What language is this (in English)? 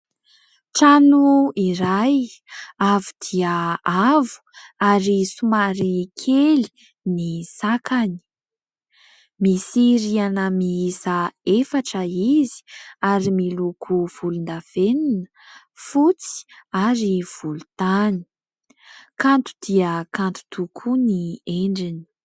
Malagasy